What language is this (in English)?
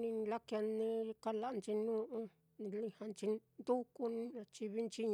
Mitlatongo Mixtec